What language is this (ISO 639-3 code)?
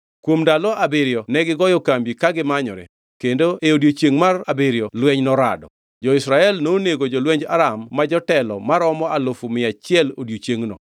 luo